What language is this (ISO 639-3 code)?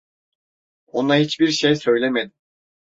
tur